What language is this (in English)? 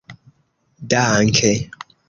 Esperanto